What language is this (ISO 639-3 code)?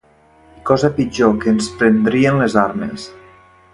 cat